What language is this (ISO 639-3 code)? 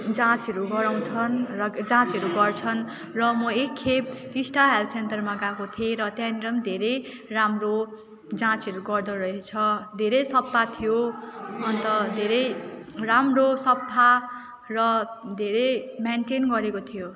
nep